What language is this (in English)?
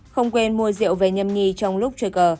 Vietnamese